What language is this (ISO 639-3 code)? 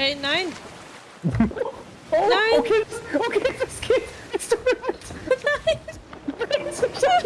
deu